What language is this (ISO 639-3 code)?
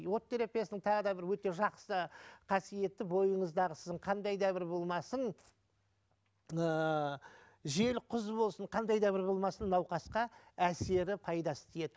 kaz